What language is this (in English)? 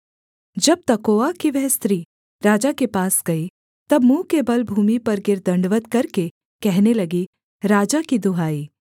Hindi